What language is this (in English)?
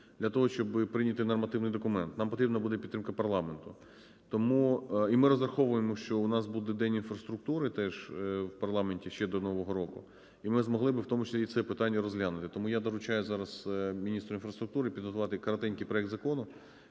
Ukrainian